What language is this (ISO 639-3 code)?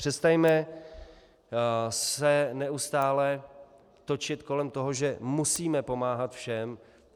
ces